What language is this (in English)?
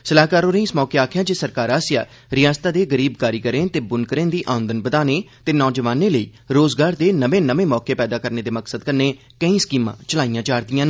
Dogri